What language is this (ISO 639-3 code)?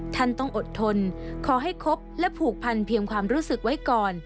tha